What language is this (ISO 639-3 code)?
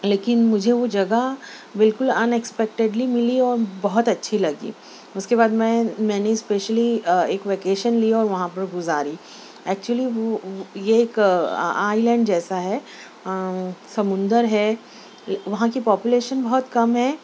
urd